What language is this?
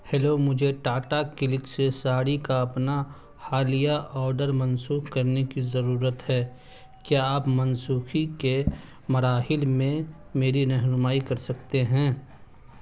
Urdu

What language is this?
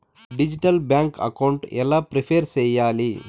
Telugu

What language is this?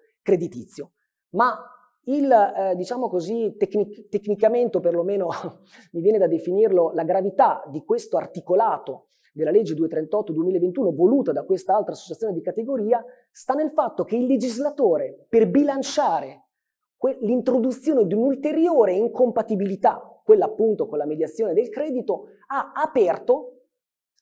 Italian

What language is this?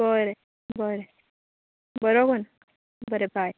Konkani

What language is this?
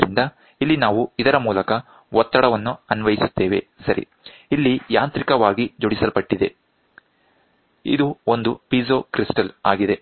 Kannada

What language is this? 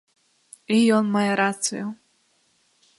Belarusian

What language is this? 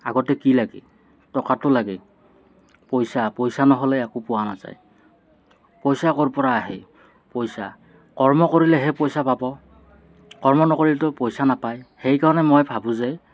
Assamese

